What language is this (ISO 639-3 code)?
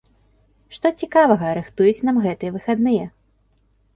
bel